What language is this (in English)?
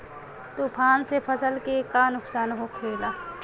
Bhojpuri